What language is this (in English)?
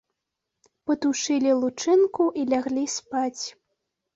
Belarusian